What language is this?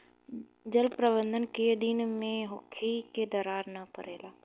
Bhojpuri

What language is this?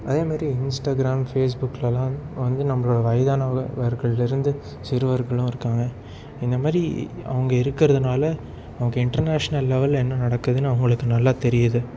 Tamil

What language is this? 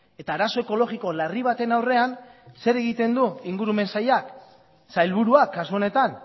Basque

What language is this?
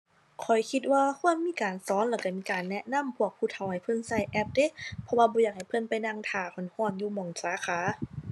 Thai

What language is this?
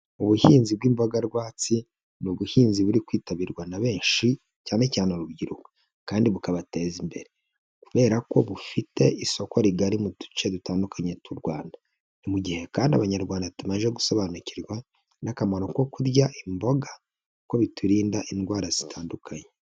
Kinyarwanda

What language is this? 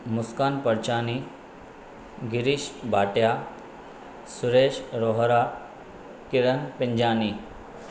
Sindhi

